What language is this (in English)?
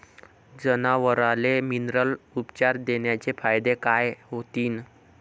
Marathi